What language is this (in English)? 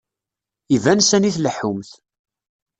Kabyle